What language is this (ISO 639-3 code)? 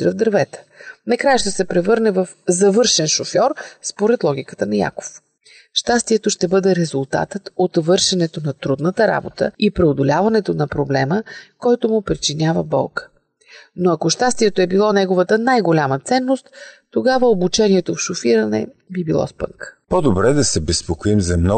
bul